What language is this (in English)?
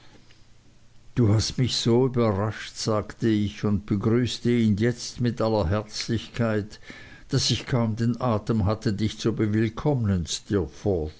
German